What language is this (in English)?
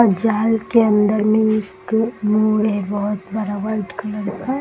Hindi